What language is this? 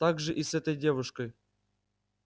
Russian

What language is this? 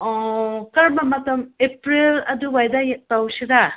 Manipuri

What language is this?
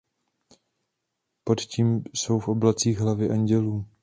Czech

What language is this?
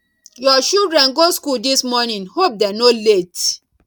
Nigerian Pidgin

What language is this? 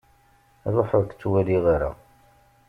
Kabyle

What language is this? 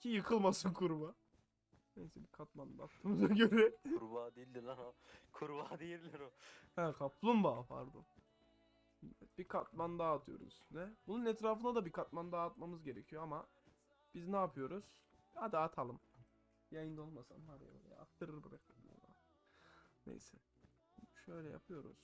Turkish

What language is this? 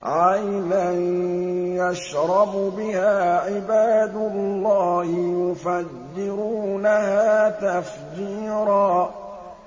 Arabic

